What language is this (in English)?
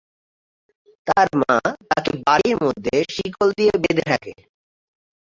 Bangla